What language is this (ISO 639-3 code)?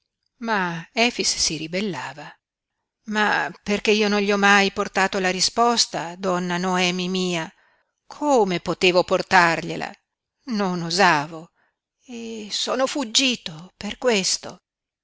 ita